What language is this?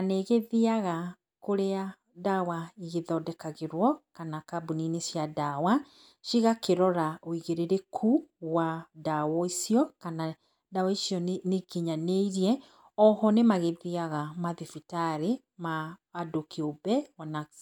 Kikuyu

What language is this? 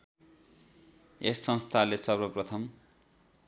Nepali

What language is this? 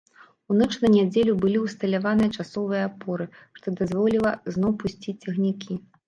Belarusian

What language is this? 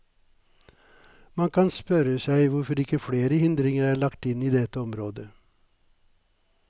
Norwegian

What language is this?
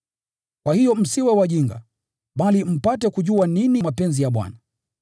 Swahili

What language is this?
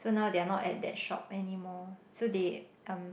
English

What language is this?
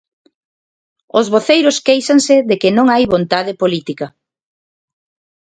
Galician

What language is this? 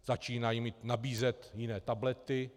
Czech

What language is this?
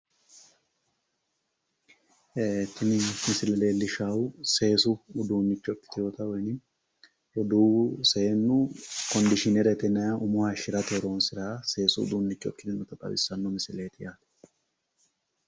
Sidamo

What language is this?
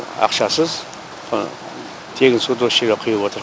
Kazakh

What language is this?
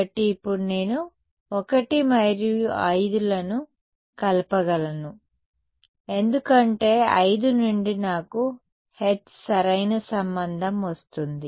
Telugu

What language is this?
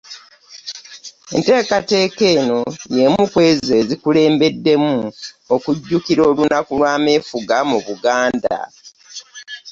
Ganda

